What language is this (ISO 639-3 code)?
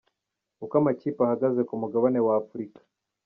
kin